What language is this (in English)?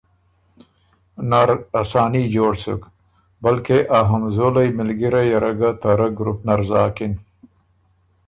Ormuri